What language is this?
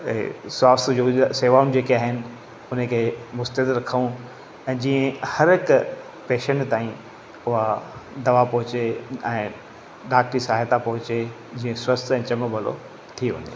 Sindhi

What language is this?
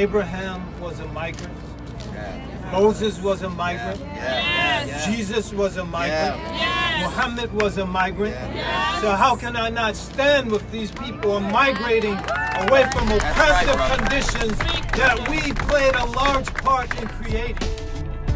English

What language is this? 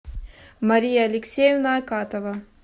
Russian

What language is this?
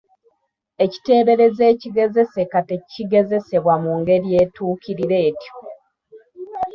Ganda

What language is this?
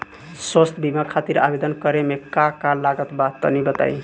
Bhojpuri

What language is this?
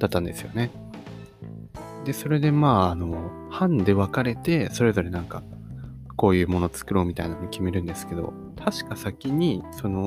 Japanese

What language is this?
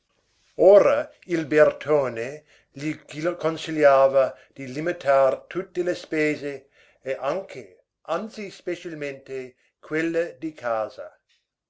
Italian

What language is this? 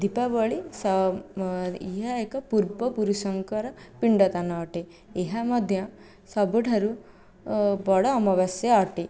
Odia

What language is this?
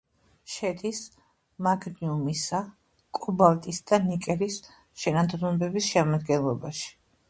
Georgian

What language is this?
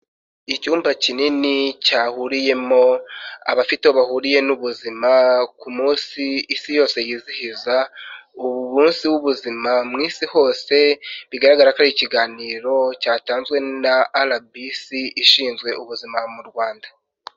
Kinyarwanda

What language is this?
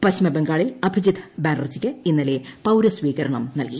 Malayalam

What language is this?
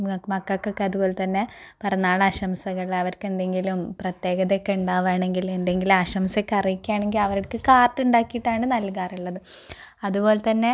Malayalam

